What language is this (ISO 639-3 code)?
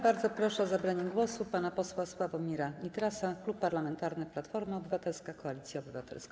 pol